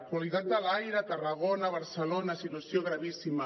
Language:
Catalan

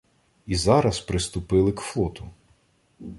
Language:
Ukrainian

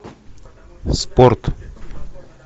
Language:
Russian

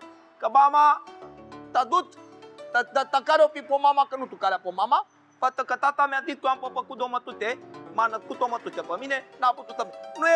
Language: Romanian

